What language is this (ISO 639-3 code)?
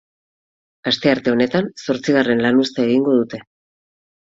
eus